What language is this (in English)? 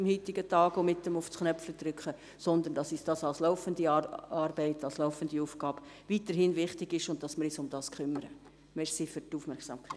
Swiss German